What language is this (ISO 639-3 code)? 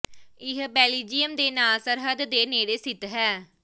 pan